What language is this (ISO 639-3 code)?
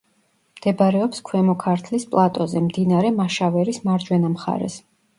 kat